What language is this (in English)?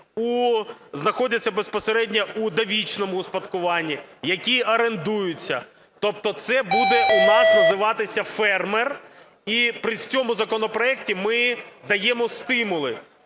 Ukrainian